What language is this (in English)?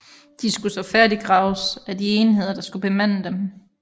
Danish